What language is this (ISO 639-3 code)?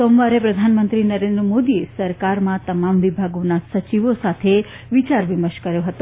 guj